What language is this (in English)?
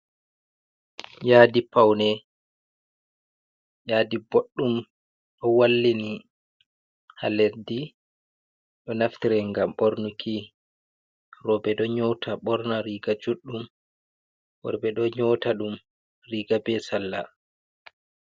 Fula